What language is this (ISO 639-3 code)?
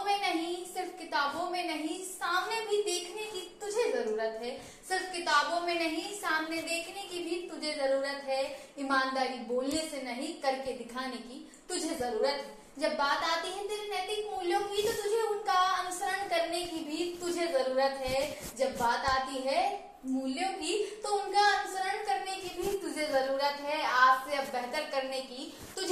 hin